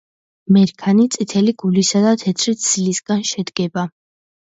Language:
Georgian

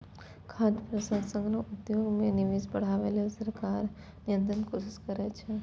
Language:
Maithili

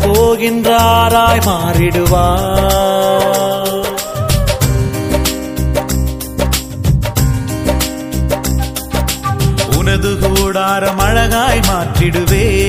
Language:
Tamil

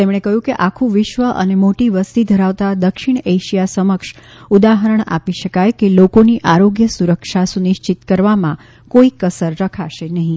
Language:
Gujarati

